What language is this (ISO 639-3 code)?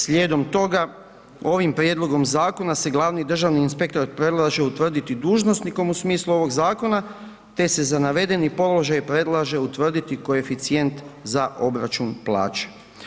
hrv